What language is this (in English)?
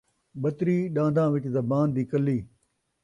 Saraiki